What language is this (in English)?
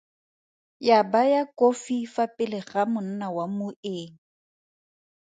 Tswana